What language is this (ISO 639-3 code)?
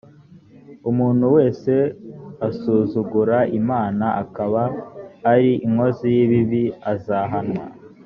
kin